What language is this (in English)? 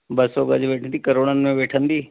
Sindhi